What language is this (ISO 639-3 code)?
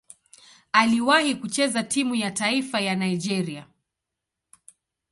swa